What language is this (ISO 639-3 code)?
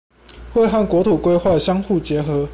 zho